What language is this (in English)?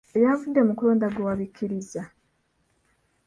Ganda